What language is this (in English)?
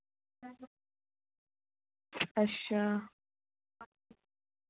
Dogri